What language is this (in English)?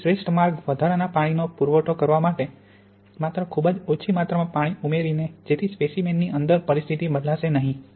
Gujarati